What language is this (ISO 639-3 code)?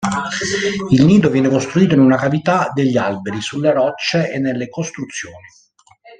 ita